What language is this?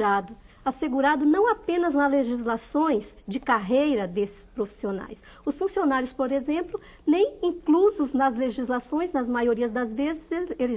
Portuguese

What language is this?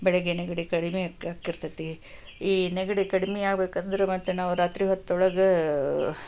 Kannada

